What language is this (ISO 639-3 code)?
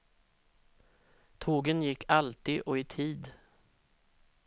swe